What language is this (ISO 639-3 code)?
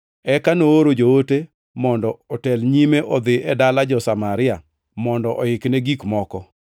luo